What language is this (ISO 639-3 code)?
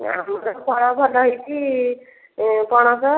ori